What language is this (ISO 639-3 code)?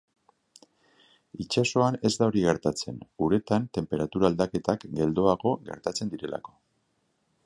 eus